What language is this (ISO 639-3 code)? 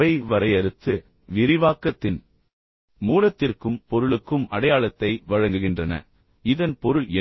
tam